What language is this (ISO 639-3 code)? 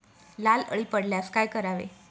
mar